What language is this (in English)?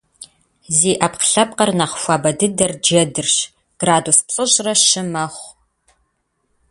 Kabardian